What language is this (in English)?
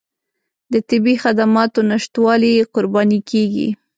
Pashto